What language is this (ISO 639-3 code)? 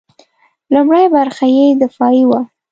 pus